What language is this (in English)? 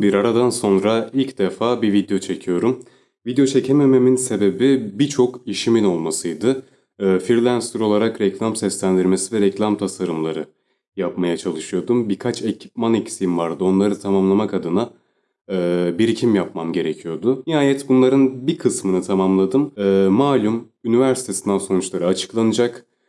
Turkish